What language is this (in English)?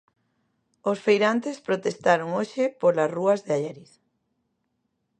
Galician